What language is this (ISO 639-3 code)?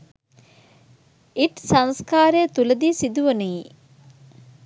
sin